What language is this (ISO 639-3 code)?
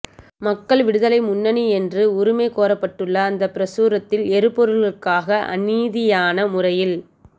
tam